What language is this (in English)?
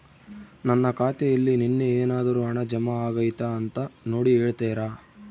Kannada